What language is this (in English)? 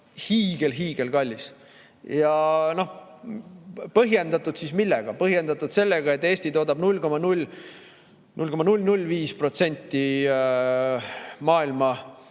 Estonian